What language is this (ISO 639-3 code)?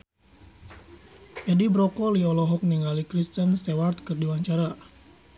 sun